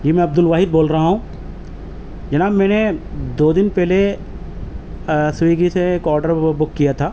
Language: Urdu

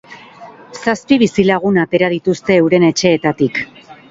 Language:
Basque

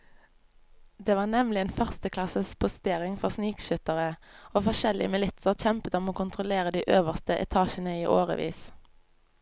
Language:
Norwegian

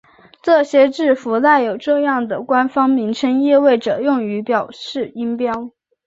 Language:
Chinese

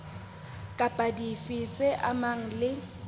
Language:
Southern Sotho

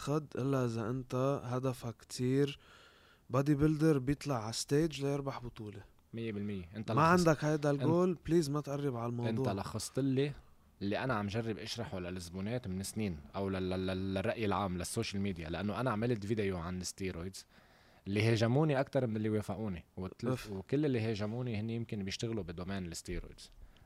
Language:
Arabic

